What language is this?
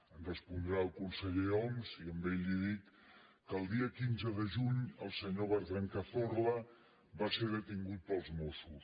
Catalan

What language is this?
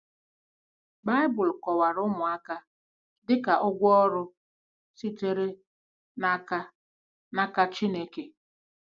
Igbo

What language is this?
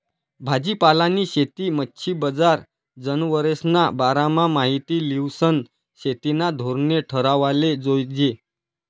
Marathi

